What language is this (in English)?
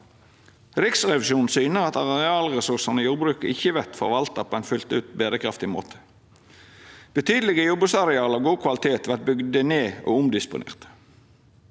Norwegian